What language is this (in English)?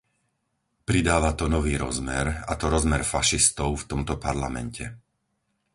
Slovak